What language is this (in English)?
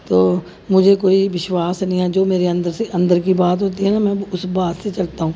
Dogri